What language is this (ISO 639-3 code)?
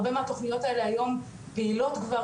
heb